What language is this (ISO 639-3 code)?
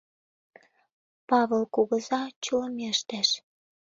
chm